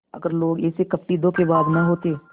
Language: Hindi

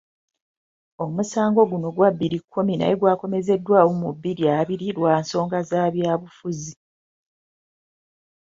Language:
Ganda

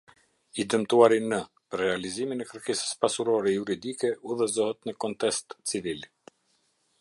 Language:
Albanian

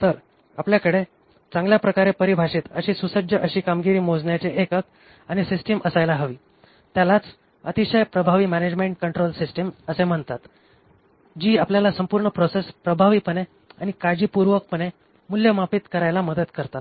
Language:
Marathi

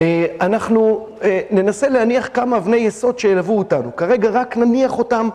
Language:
Hebrew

